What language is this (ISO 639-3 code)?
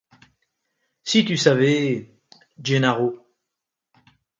fra